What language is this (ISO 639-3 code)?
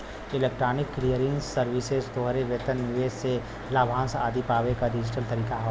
bho